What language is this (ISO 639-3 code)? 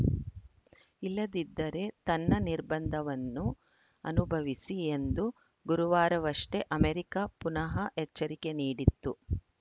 kan